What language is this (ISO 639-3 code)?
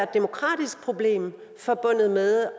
dan